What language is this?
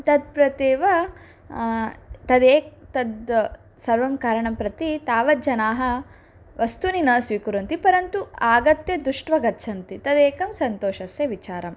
Sanskrit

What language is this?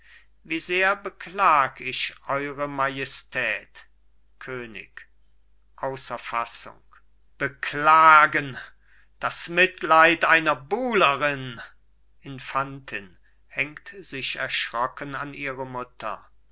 German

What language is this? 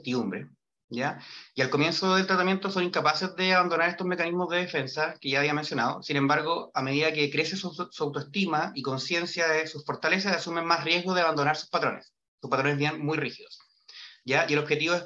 Spanish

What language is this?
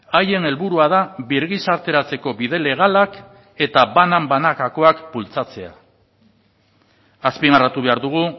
Basque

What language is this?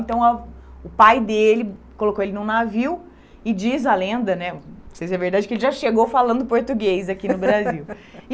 Portuguese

